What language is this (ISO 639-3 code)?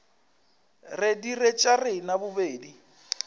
nso